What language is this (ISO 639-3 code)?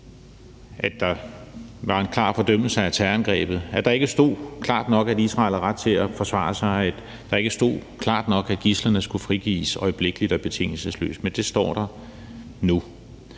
dan